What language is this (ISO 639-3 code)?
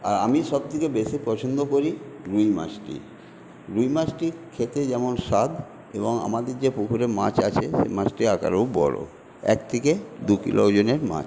ben